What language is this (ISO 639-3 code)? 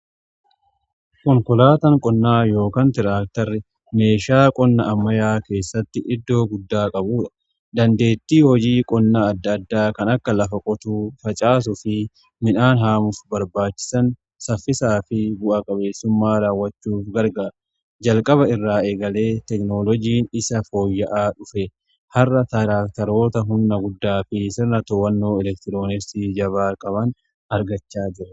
orm